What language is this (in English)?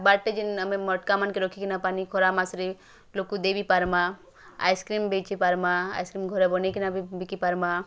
Odia